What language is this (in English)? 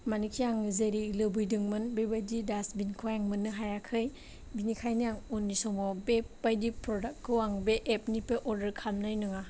Bodo